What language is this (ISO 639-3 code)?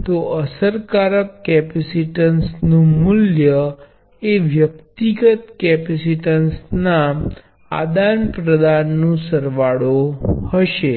guj